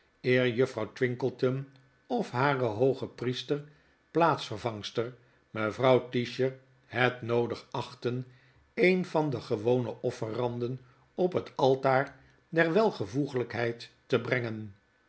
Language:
Dutch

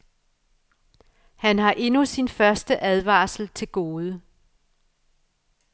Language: Danish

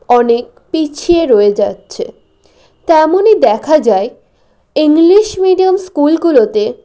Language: Bangla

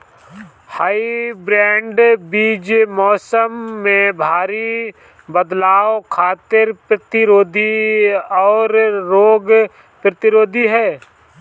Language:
Bhojpuri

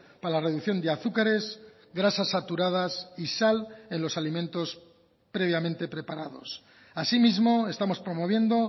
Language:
Spanish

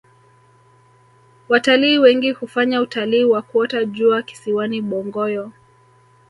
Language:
Swahili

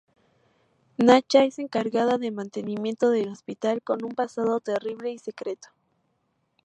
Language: Spanish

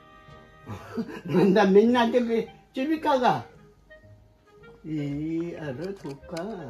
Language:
Japanese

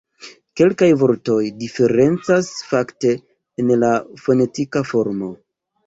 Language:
Esperanto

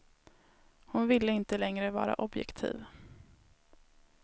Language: Swedish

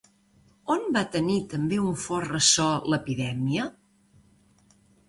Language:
Catalan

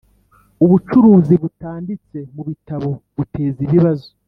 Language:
Kinyarwanda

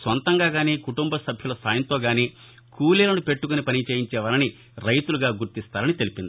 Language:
Telugu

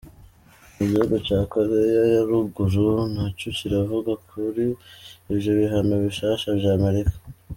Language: Kinyarwanda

